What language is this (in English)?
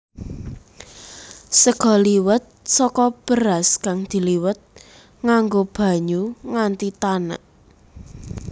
Javanese